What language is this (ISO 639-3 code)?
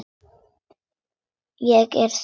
isl